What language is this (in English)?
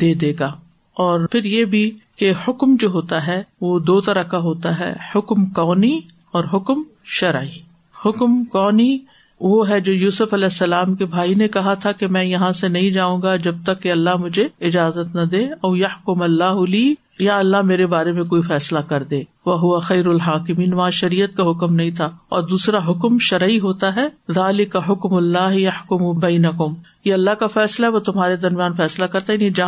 Urdu